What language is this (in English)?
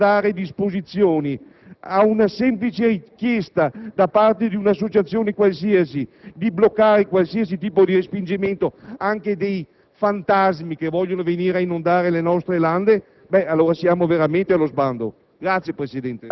Italian